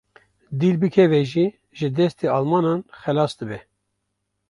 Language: Kurdish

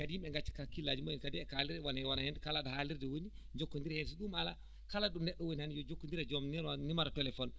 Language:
Fula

